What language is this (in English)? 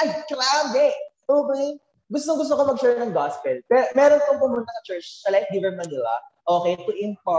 Filipino